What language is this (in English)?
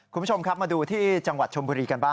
Thai